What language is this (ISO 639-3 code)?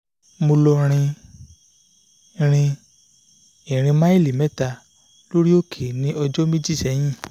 yor